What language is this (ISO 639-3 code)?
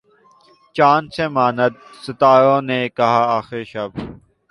urd